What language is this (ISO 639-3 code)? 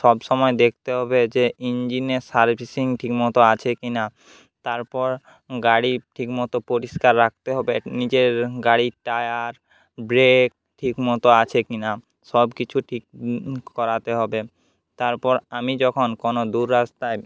ben